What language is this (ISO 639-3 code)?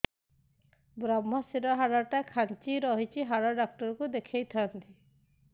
ori